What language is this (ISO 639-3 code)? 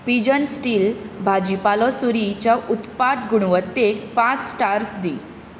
kok